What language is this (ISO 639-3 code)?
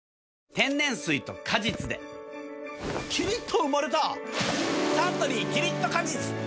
jpn